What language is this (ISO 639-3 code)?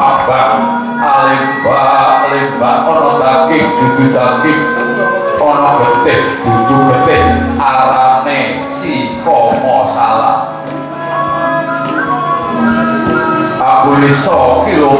ind